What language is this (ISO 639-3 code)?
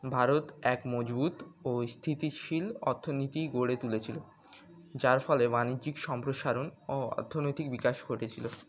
ben